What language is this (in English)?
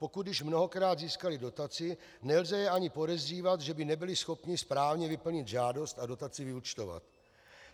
Czech